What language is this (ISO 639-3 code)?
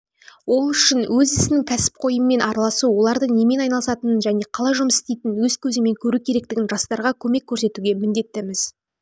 kaz